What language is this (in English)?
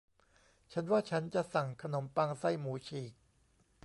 Thai